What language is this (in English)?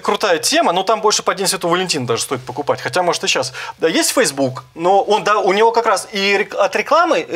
Russian